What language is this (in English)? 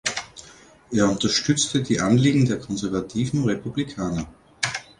German